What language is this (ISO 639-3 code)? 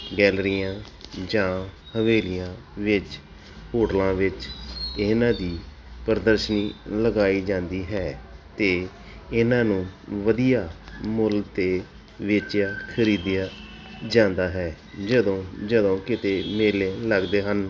pan